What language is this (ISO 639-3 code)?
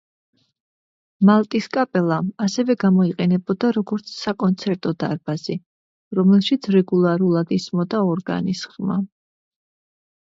kat